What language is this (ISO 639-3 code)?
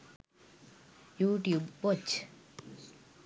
sin